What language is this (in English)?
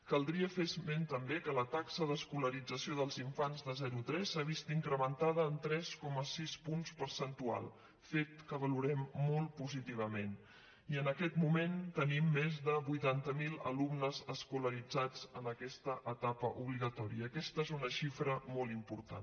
Catalan